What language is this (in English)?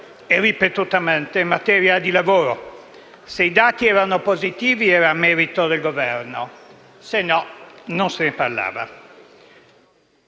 Italian